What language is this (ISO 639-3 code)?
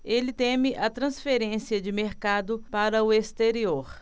por